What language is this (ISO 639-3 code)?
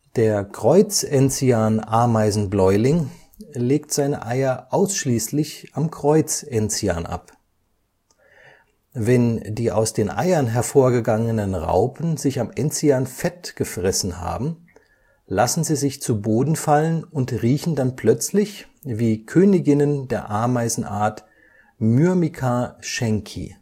deu